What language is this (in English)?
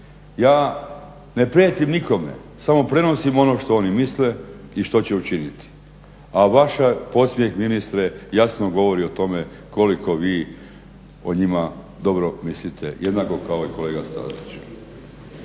Croatian